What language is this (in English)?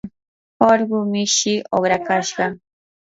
Yanahuanca Pasco Quechua